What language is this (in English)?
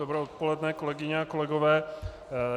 Czech